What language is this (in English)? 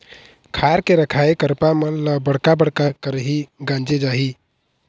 Chhattisgarhi